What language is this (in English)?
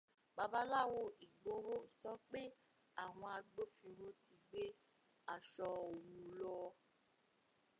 Yoruba